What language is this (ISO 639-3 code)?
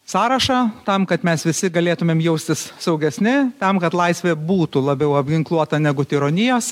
lit